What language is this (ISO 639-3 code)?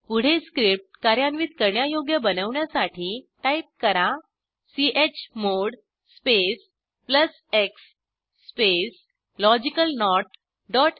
mar